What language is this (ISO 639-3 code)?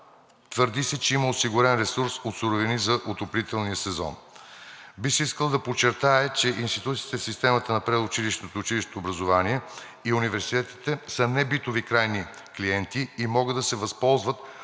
bul